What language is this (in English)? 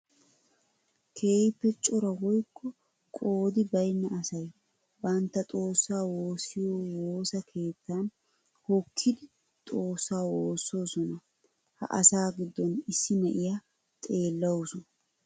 Wolaytta